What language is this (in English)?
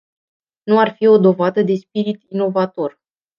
Romanian